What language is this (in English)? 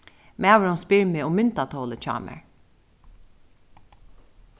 Faroese